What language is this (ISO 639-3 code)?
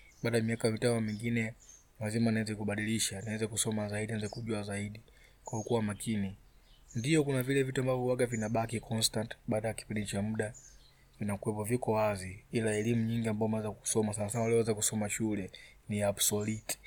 swa